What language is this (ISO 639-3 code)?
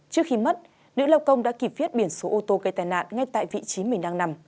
vie